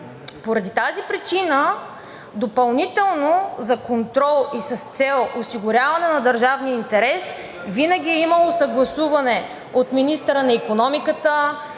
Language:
Bulgarian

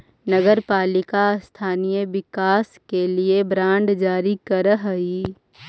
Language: Magahi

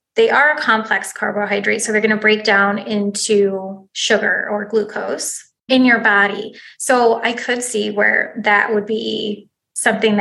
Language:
English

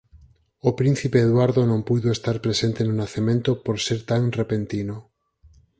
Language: Galician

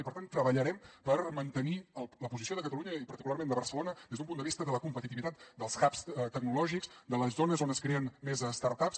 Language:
Catalan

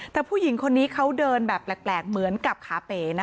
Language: Thai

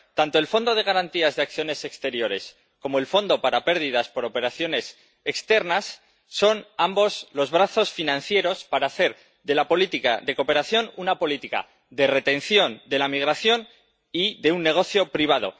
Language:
Spanish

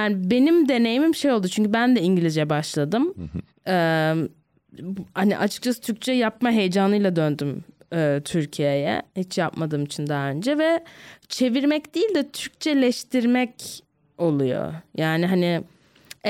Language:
Turkish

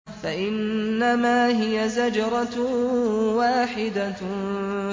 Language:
Arabic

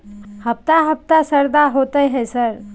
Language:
Maithili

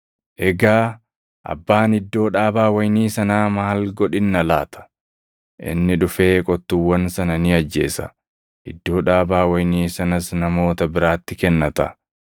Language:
Oromo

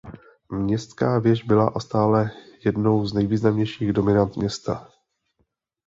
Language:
Czech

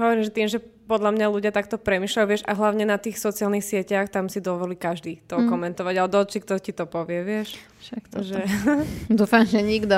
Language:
Slovak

